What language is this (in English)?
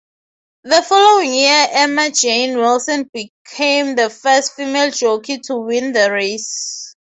English